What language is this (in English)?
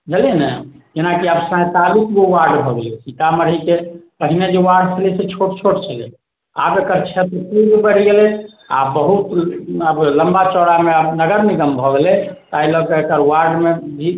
Maithili